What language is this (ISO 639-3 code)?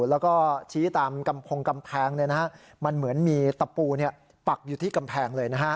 tha